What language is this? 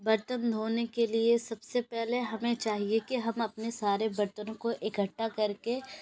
Urdu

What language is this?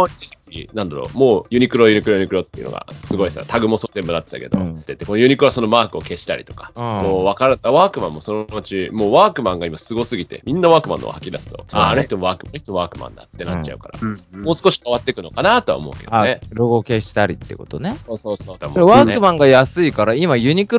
Japanese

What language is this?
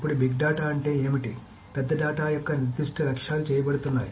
Telugu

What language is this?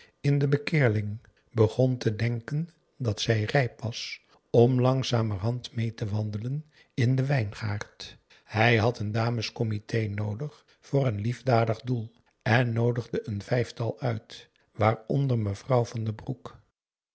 Dutch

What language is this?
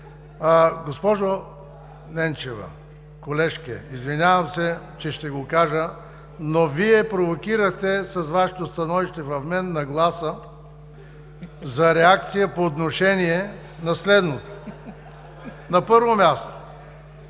Bulgarian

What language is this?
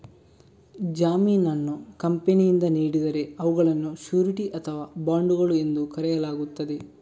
Kannada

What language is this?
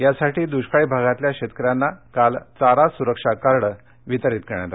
Marathi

